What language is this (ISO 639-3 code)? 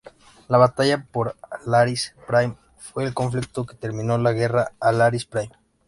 spa